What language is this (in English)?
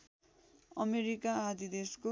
Nepali